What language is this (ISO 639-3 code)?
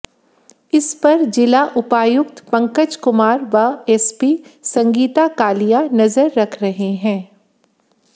hin